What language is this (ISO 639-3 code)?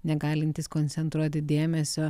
lit